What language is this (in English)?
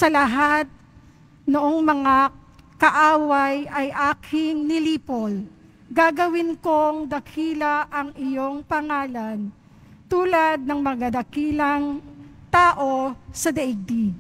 Filipino